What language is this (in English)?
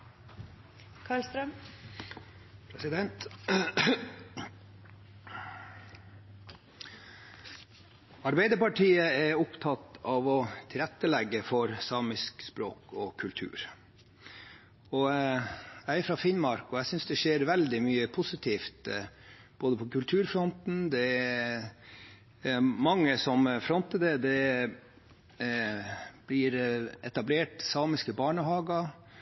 Norwegian